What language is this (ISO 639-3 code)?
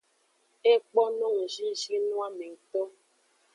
ajg